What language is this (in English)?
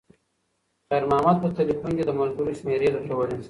Pashto